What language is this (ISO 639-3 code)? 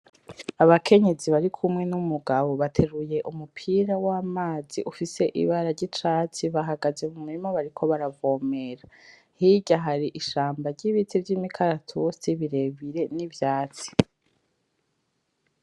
run